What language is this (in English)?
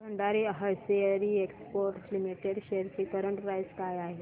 Marathi